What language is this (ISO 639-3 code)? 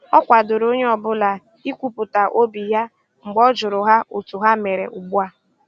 ibo